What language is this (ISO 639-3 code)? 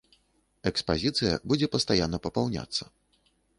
bel